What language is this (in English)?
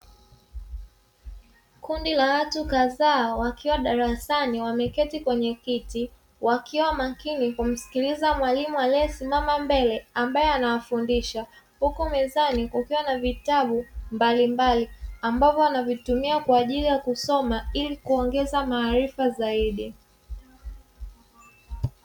Swahili